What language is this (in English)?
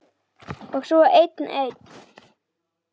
Icelandic